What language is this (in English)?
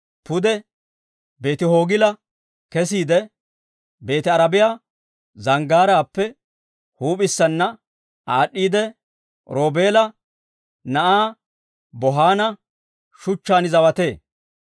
Dawro